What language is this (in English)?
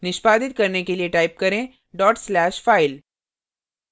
Hindi